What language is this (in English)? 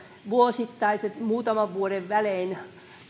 Finnish